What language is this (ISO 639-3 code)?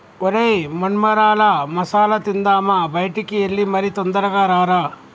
tel